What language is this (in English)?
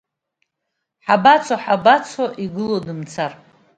Abkhazian